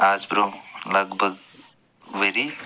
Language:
Kashmiri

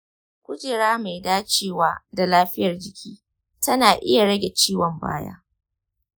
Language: Hausa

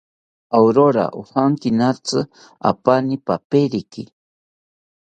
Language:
South Ucayali Ashéninka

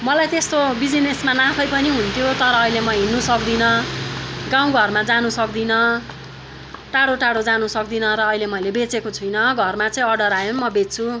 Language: Nepali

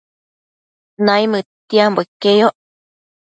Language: Matsés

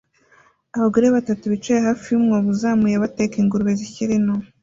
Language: Kinyarwanda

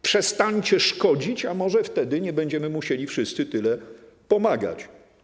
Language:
Polish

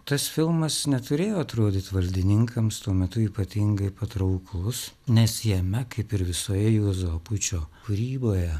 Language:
Lithuanian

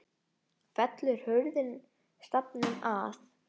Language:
Icelandic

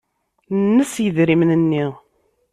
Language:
Kabyle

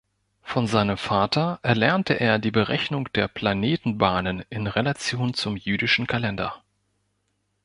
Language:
German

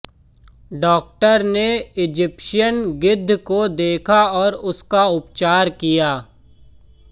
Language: Hindi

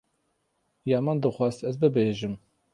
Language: Kurdish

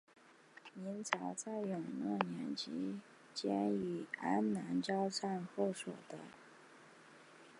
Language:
Chinese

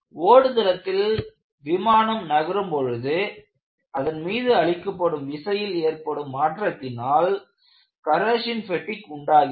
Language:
Tamil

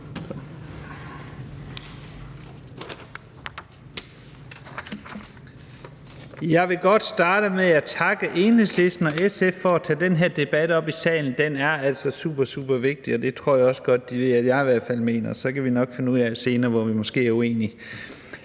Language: Danish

